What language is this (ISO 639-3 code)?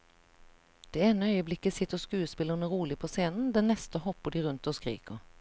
nor